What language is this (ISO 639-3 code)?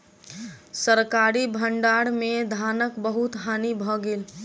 mai